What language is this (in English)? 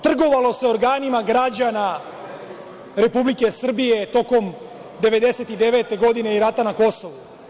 Serbian